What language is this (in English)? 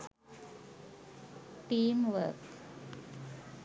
Sinhala